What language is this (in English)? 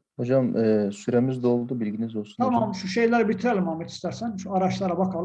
Turkish